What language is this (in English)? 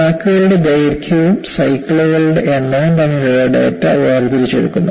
Malayalam